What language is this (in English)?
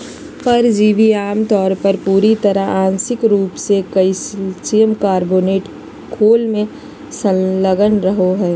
Magahi